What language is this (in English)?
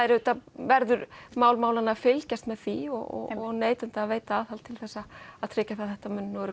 Icelandic